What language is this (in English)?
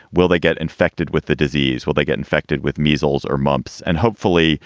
English